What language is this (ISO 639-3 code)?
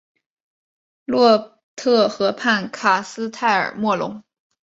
zho